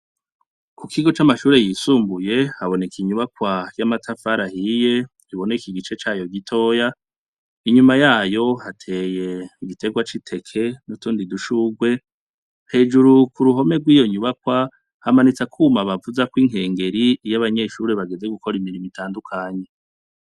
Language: Rundi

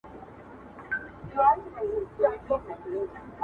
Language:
Pashto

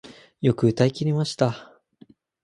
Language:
Japanese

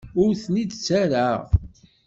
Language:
Kabyle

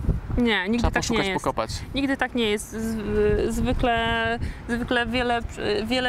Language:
Polish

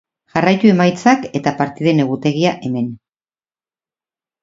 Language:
Basque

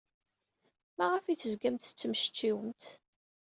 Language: Kabyle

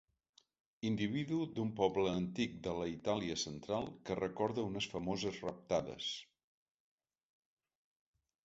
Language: Catalan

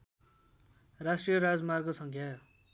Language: Nepali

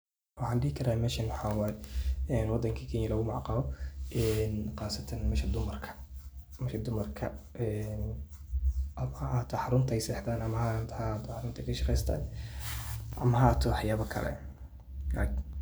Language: Somali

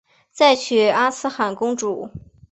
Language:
Chinese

